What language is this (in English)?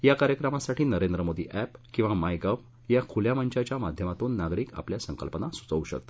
Marathi